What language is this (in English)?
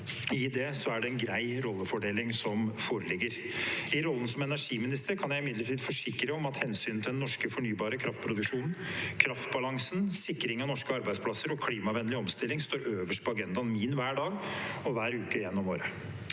Norwegian